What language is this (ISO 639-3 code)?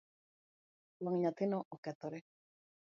luo